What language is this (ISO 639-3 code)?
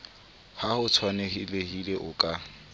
sot